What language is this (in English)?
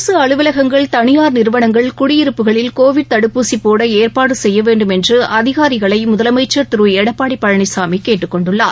Tamil